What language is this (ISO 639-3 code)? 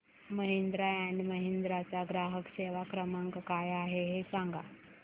mar